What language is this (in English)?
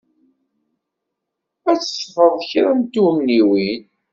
Kabyle